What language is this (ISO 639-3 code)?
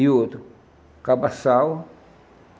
por